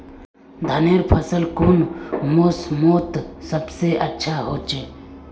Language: Magahi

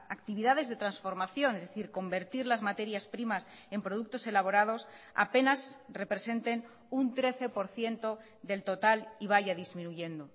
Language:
Spanish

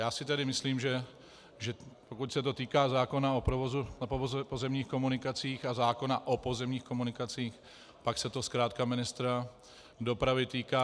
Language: Czech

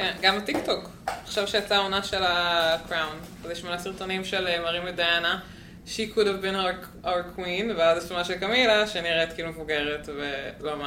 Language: Hebrew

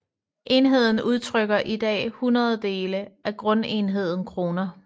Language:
Danish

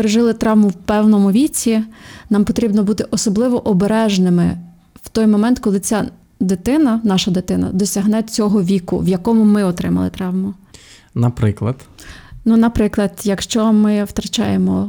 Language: Ukrainian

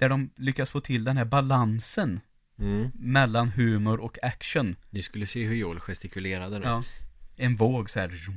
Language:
Swedish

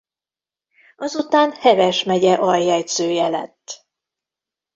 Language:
Hungarian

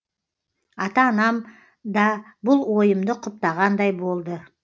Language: Kazakh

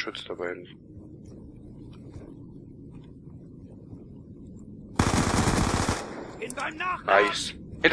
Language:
German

